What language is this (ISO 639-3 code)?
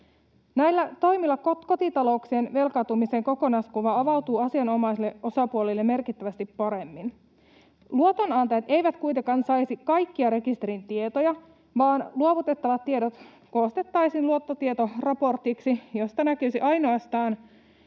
fin